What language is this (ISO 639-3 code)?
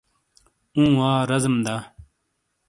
scl